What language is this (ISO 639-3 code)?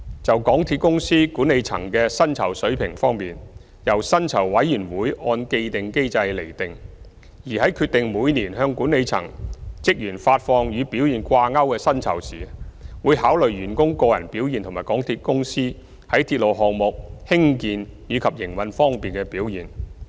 yue